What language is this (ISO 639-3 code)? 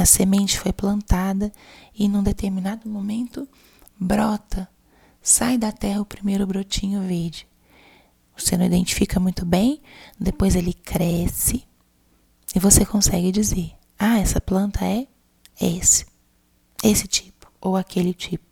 por